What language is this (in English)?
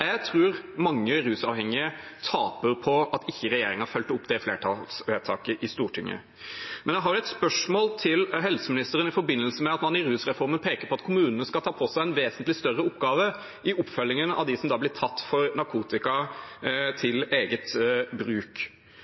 Norwegian Bokmål